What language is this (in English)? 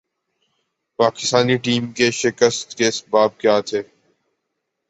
Urdu